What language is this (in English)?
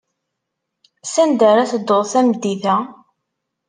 Kabyle